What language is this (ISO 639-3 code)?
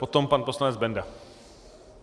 ces